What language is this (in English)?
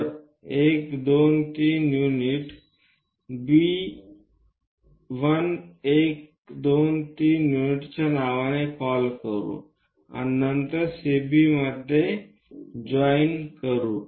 Marathi